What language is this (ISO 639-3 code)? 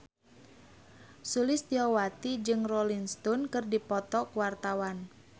sun